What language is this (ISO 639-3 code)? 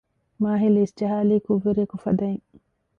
div